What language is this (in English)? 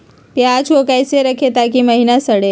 Magahi